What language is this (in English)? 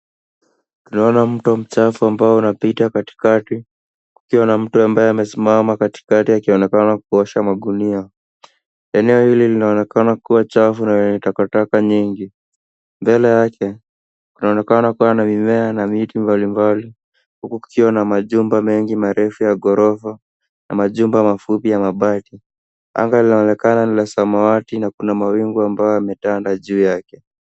Swahili